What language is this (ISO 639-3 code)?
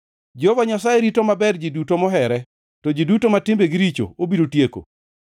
luo